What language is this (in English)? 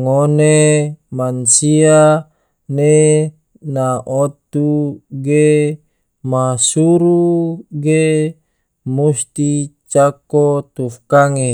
Tidore